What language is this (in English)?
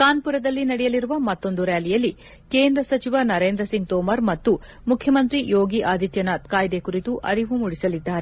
Kannada